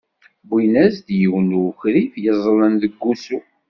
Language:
Kabyle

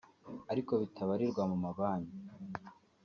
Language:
Kinyarwanda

